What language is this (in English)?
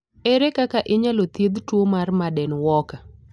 Luo (Kenya and Tanzania)